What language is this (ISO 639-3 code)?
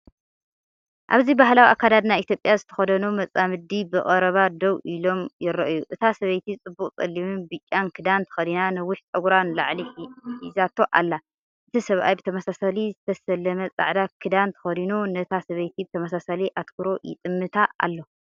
tir